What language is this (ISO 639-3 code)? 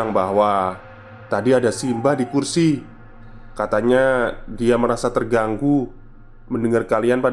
ind